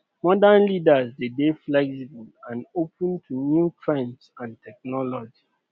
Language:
Nigerian Pidgin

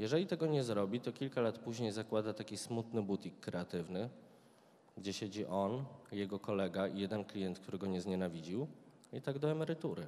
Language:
Polish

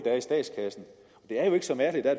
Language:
Danish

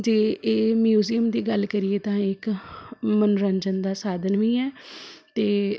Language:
Punjabi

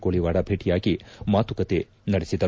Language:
Kannada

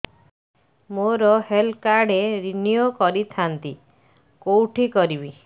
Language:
Odia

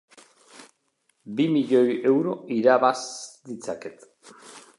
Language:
Basque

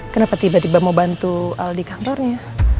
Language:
Indonesian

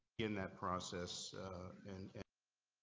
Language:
English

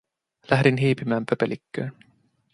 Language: Finnish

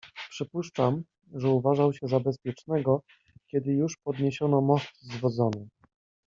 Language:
Polish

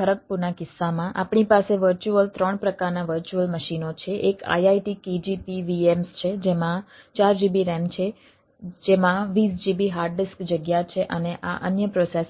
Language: Gujarati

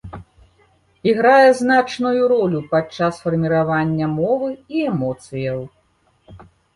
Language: Belarusian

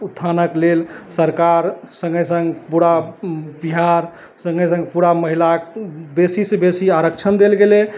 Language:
Maithili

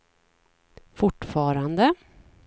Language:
Swedish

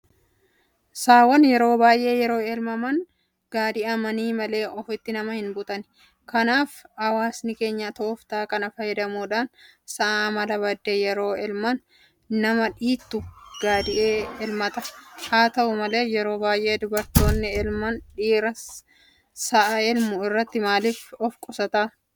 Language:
Oromo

